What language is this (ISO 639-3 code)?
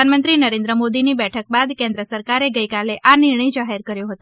guj